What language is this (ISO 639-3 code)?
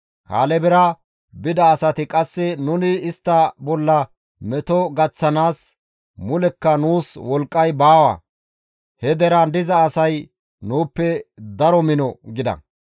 gmv